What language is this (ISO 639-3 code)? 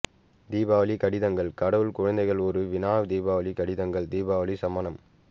tam